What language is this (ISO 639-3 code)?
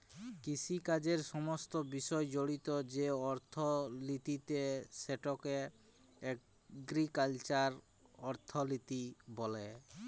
ben